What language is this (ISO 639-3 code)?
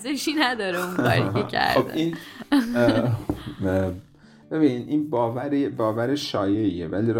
fas